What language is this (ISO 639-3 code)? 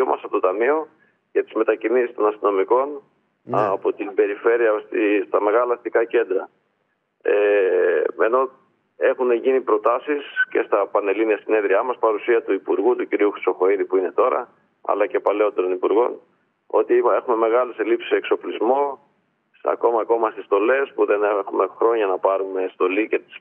ell